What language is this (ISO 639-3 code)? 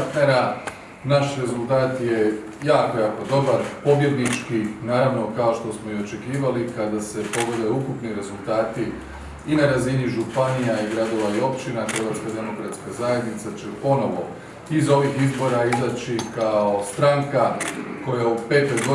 hrv